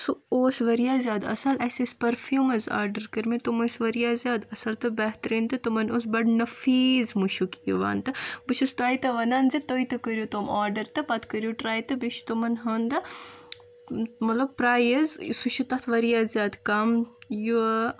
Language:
Kashmiri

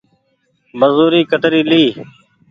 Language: Goaria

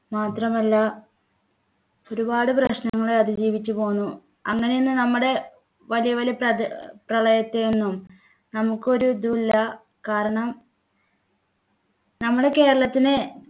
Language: Malayalam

